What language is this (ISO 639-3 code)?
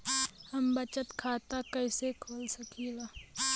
bho